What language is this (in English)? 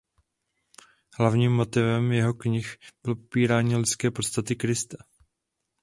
Czech